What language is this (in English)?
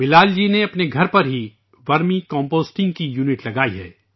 Urdu